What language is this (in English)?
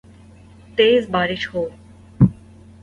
Urdu